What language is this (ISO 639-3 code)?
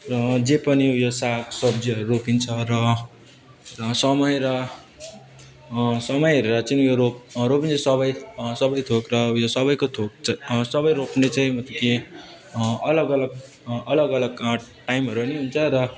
nep